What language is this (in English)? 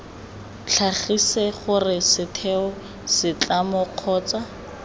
Tswana